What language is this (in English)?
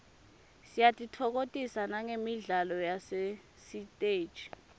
Swati